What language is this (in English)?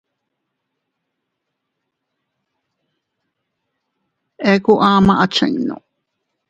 Teutila Cuicatec